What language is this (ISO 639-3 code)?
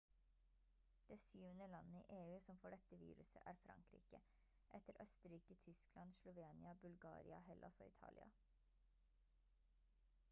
nob